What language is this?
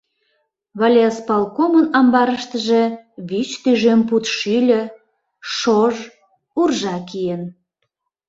Mari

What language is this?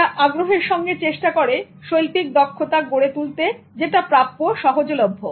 Bangla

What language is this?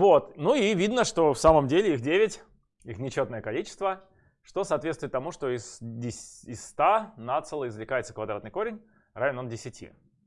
Russian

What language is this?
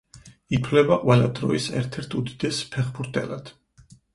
Georgian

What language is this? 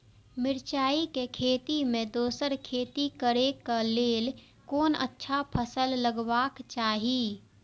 Maithili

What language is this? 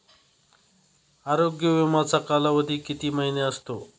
Marathi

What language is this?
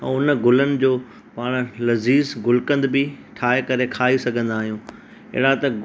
Sindhi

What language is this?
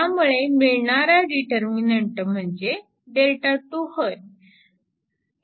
Marathi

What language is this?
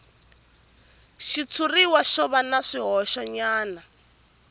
Tsonga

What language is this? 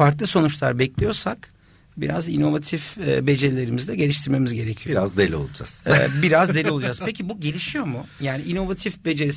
Turkish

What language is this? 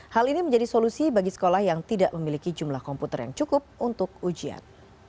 Indonesian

